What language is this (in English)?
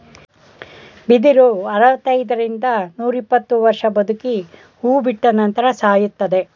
Kannada